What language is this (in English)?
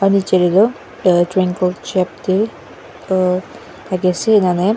Naga Pidgin